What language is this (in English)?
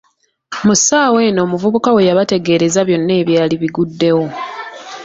Ganda